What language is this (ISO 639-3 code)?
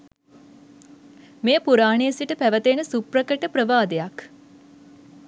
sin